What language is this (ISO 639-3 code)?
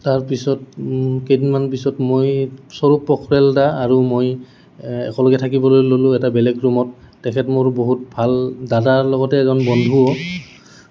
asm